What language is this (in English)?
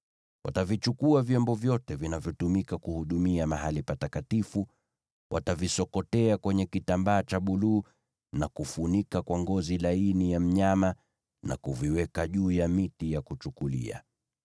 Swahili